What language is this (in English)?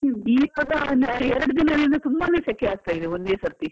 Kannada